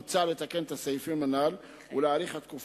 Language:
Hebrew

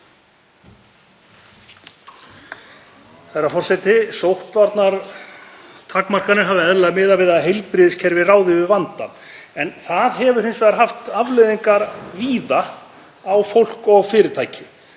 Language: Icelandic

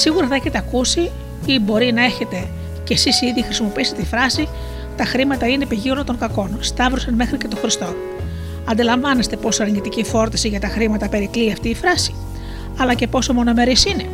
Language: Greek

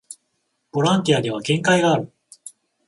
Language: Japanese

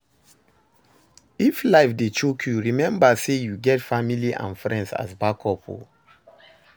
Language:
Nigerian Pidgin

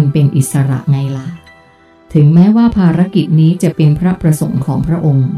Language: Thai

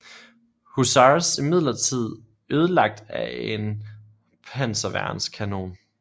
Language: Danish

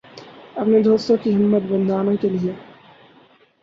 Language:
Urdu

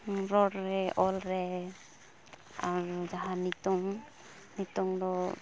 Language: Santali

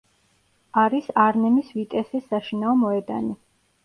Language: Georgian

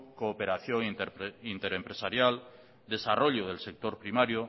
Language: Spanish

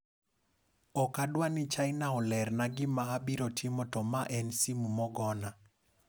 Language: Luo (Kenya and Tanzania)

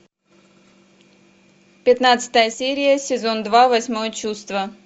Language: Russian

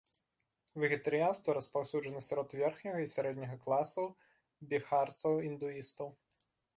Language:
Belarusian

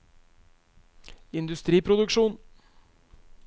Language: Norwegian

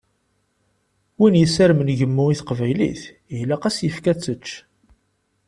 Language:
Kabyle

